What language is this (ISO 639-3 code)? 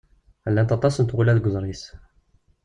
kab